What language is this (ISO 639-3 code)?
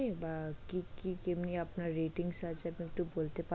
ben